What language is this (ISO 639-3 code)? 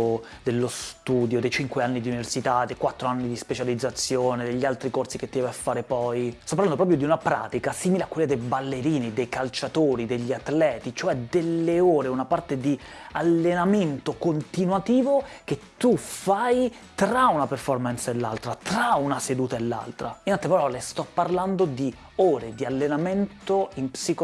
ita